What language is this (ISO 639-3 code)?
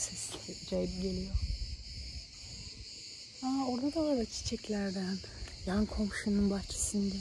tur